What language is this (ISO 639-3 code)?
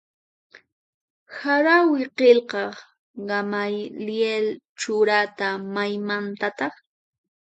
qxp